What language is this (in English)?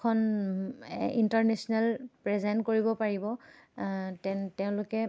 Assamese